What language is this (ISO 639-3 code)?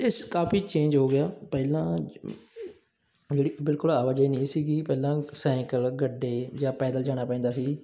pan